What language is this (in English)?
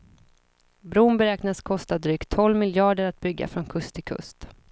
Swedish